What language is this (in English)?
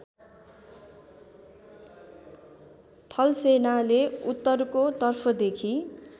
Nepali